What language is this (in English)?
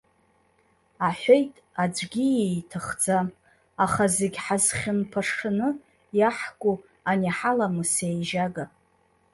Abkhazian